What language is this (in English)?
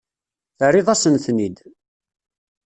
Kabyle